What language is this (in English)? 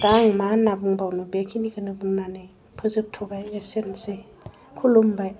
Bodo